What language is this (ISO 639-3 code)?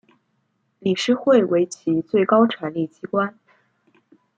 zho